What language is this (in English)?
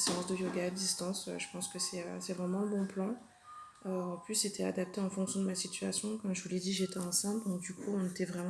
French